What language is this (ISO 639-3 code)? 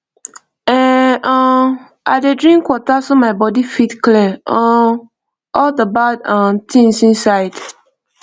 pcm